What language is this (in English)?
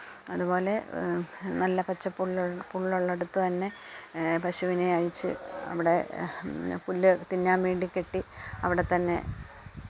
Malayalam